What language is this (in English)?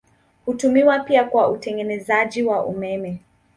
Swahili